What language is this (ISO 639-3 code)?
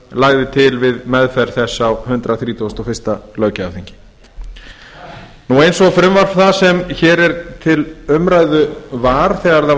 isl